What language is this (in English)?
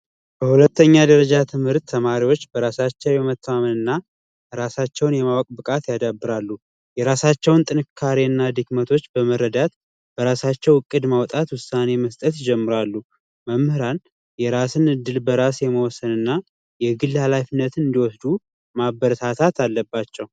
Amharic